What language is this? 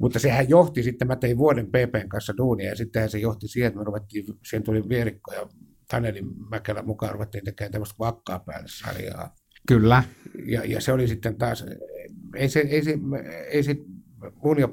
Finnish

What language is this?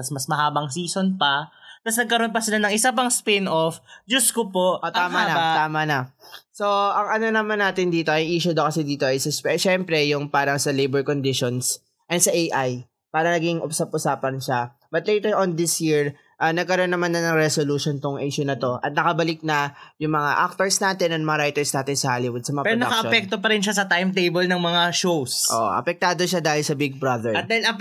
Filipino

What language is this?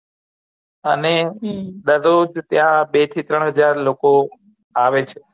Gujarati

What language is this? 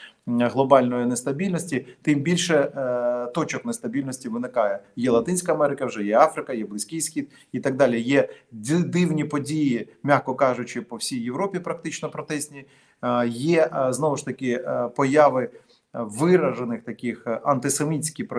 Ukrainian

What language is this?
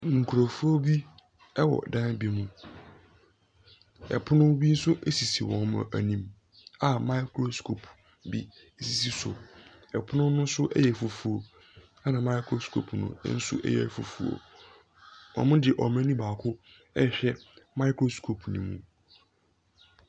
Akan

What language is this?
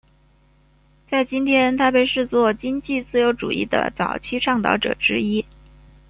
Chinese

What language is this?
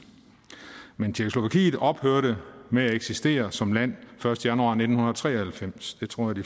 Danish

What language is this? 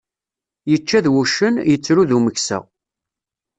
Kabyle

